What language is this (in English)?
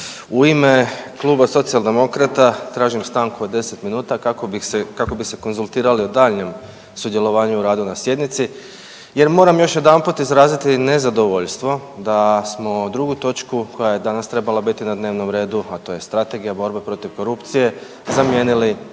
Croatian